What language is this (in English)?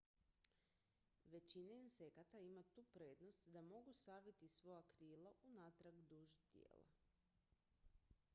Croatian